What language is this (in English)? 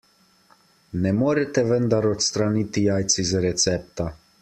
Slovenian